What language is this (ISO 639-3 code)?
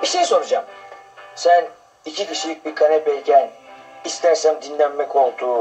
tur